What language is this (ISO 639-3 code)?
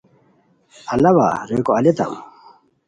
khw